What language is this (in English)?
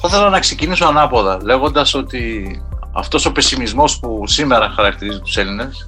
Greek